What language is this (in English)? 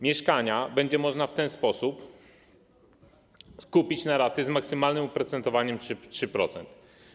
Polish